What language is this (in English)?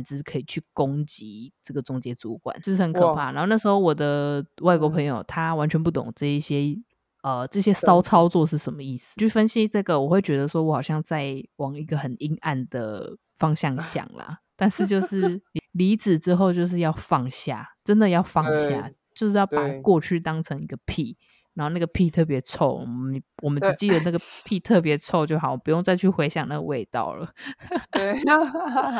Chinese